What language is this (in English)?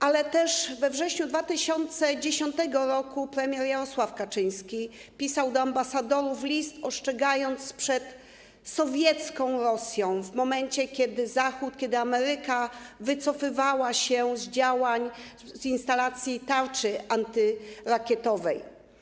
Polish